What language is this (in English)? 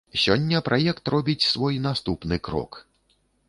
Belarusian